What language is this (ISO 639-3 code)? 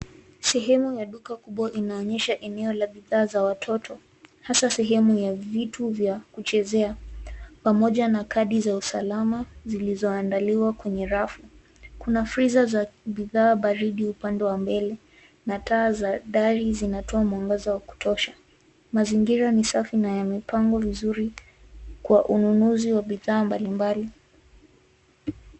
swa